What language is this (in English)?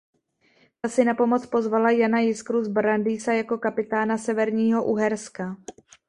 Czech